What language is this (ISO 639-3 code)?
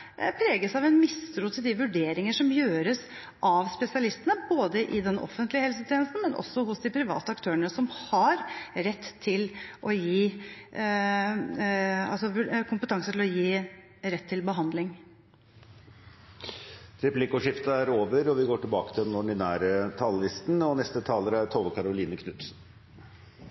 nor